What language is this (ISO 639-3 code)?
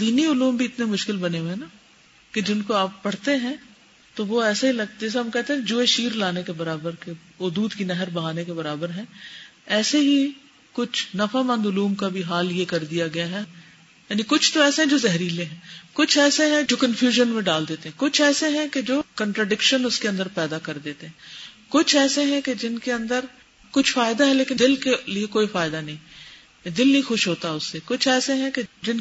urd